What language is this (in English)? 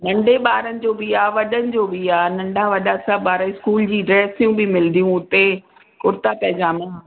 Sindhi